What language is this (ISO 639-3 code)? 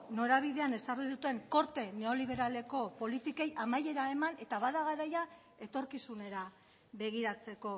eus